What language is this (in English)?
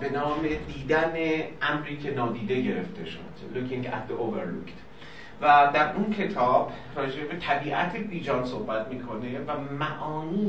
Persian